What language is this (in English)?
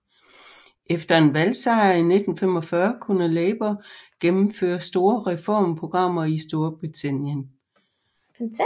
Danish